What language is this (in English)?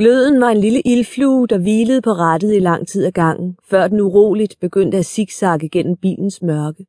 Danish